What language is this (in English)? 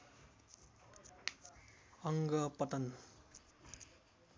Nepali